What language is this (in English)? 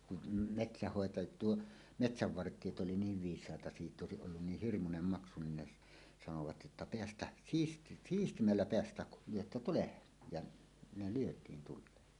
Finnish